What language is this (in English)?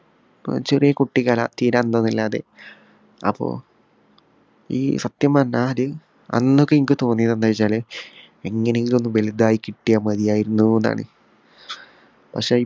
Malayalam